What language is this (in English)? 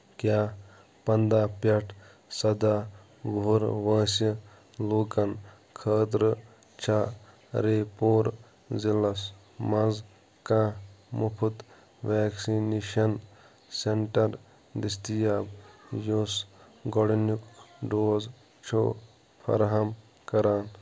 Kashmiri